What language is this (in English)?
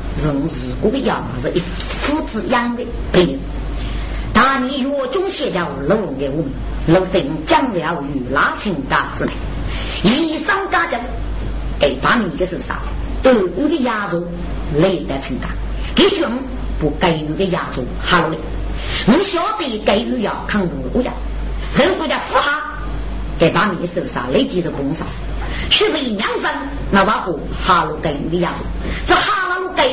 Chinese